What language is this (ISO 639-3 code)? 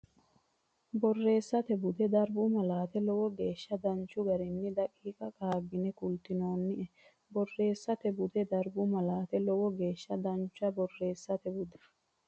sid